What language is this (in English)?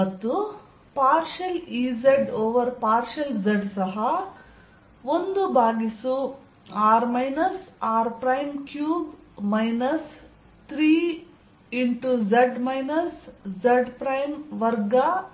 Kannada